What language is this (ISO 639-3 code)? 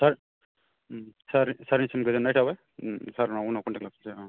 brx